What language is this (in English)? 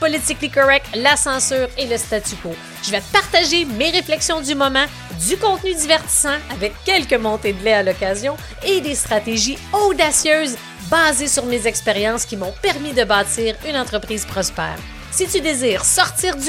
French